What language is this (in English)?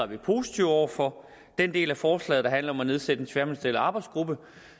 Danish